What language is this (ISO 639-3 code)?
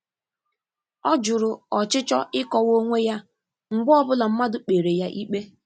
ibo